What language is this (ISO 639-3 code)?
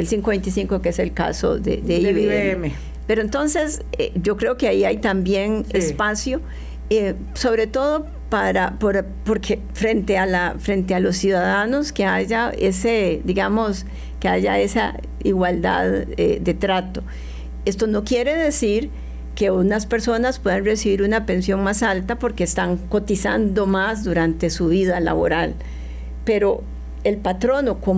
spa